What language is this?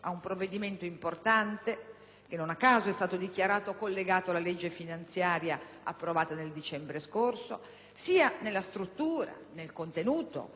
Italian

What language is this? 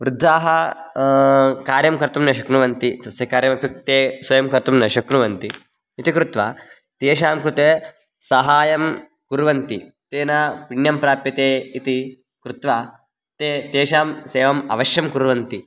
Sanskrit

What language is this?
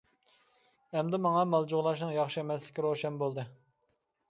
Uyghur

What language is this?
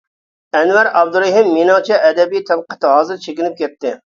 Uyghur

